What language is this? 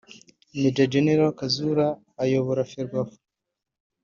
Kinyarwanda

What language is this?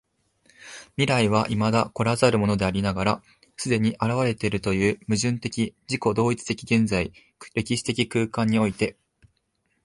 Japanese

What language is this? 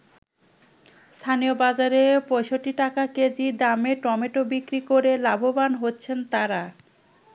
Bangla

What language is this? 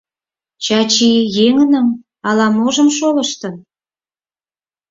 Mari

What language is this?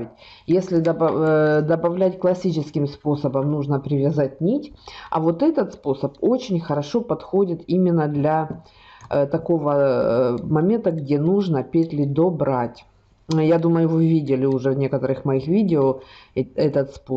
Russian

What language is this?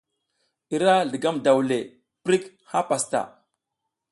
South Giziga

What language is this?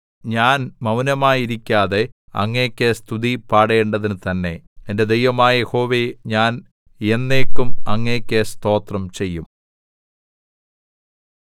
Malayalam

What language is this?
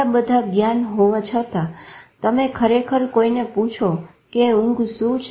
Gujarati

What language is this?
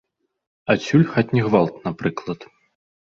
Belarusian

